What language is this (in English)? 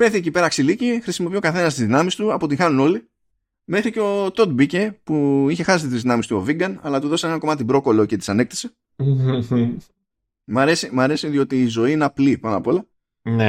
Greek